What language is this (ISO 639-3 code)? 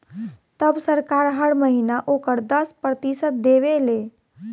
bho